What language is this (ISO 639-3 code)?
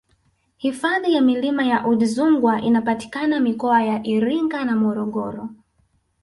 swa